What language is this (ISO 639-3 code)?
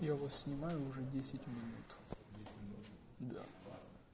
rus